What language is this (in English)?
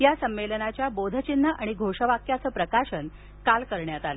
Marathi